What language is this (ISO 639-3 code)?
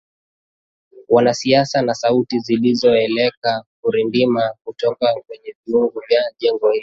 swa